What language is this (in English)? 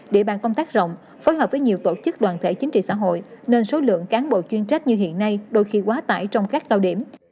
Vietnamese